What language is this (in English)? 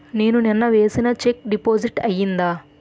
Telugu